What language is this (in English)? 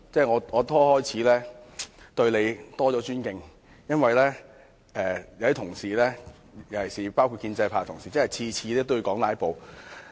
Cantonese